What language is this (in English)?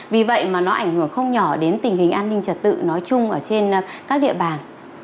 Vietnamese